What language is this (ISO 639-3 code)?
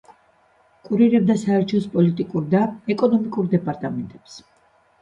kat